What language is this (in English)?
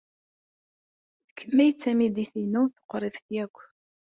Kabyle